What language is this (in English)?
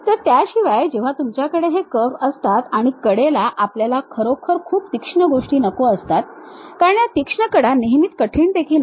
Marathi